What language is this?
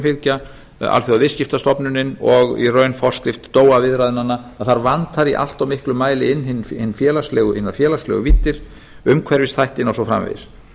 Icelandic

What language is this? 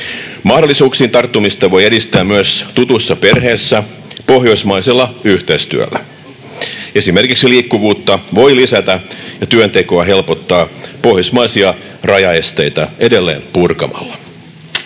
Finnish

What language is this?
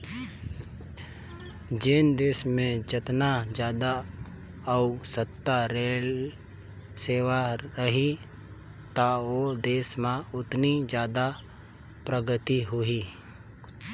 Chhattisgarhi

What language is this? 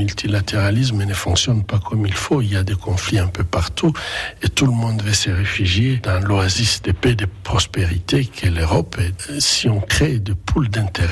French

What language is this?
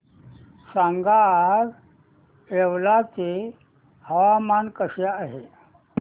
Marathi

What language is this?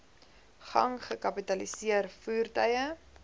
Afrikaans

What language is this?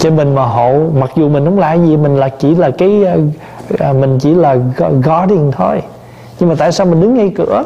Vietnamese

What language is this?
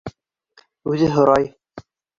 Bashkir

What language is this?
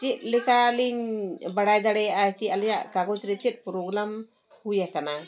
Santali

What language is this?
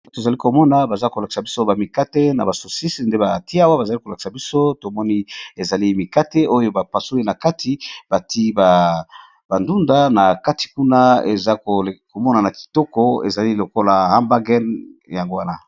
Lingala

